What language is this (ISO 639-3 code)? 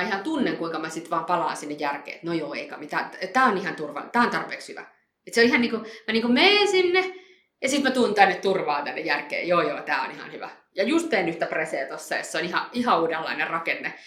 fin